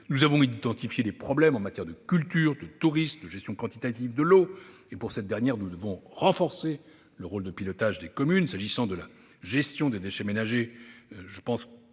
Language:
French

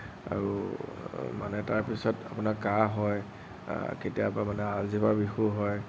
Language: Assamese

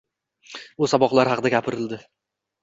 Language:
Uzbek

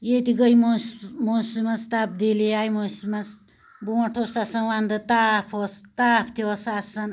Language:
Kashmiri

